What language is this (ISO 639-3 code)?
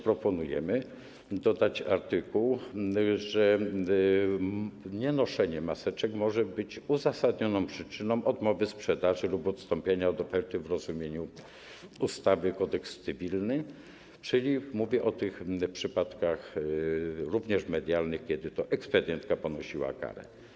pol